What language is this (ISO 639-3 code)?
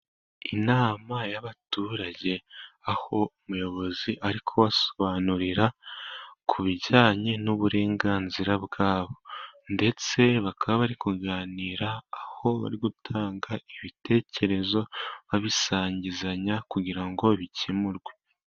kin